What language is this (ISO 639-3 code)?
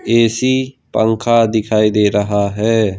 hin